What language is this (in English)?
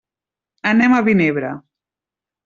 Catalan